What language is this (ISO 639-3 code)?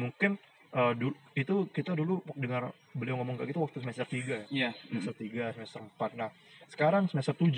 ind